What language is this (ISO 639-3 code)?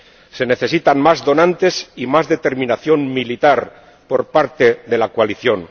spa